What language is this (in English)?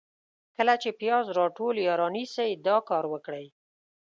Pashto